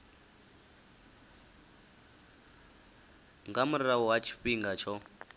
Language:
Venda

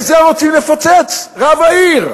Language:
Hebrew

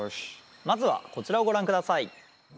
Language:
Japanese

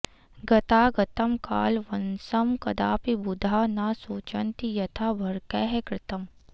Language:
Sanskrit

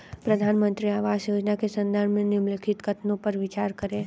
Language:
Hindi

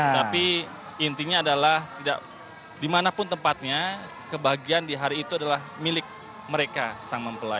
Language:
Indonesian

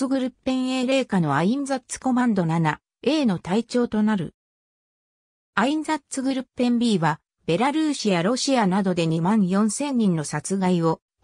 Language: Japanese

